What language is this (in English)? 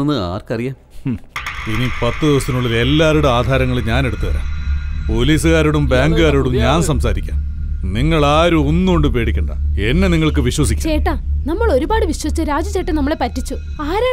Malayalam